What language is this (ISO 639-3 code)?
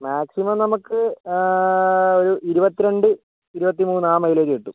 mal